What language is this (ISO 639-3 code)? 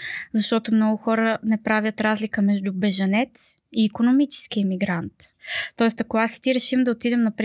bul